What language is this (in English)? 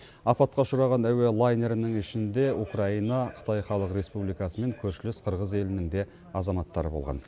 Kazakh